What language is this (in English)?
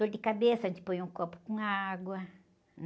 Portuguese